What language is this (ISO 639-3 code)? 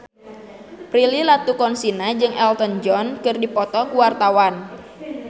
sun